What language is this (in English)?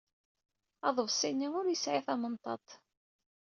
Kabyle